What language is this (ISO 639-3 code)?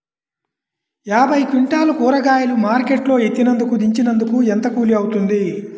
tel